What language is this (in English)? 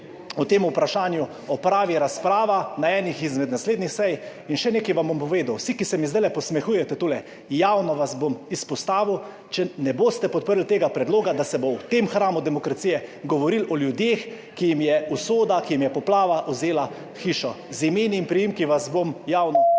Slovenian